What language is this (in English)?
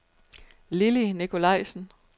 Danish